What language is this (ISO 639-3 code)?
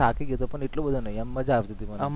guj